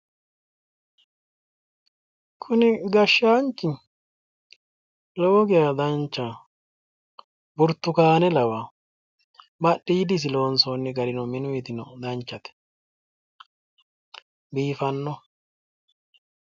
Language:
Sidamo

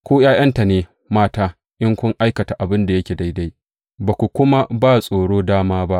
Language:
Hausa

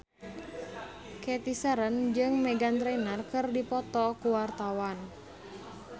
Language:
Sundanese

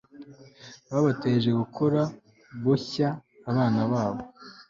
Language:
Kinyarwanda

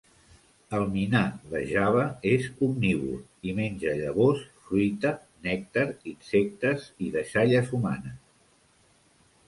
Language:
Catalan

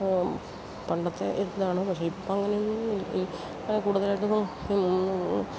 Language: Malayalam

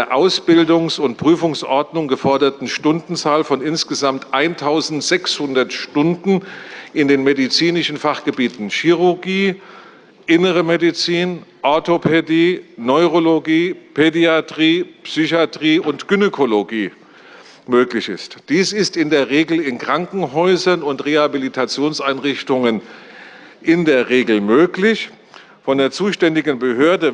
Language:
German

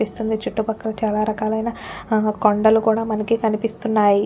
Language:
Telugu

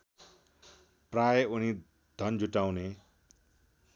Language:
Nepali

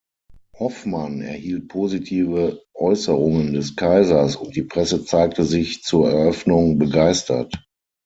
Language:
German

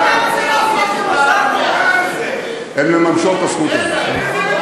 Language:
Hebrew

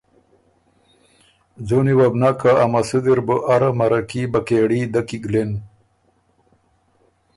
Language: Ormuri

